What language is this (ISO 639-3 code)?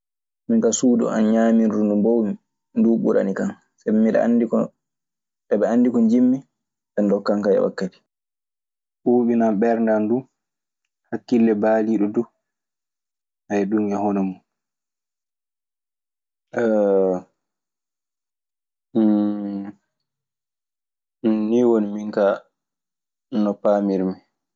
ffm